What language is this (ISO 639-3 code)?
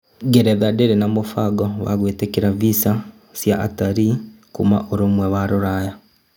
kik